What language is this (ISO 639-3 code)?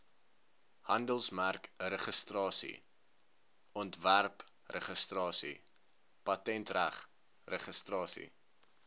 afr